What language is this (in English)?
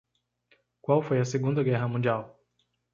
Portuguese